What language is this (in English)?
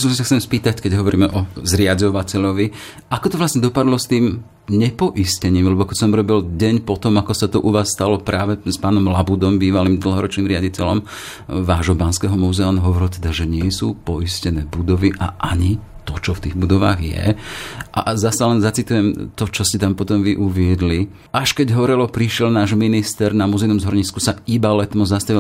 Slovak